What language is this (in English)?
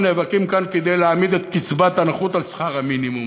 Hebrew